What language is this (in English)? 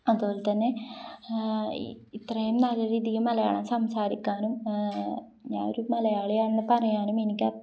Malayalam